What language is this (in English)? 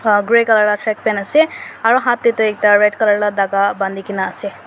Naga Pidgin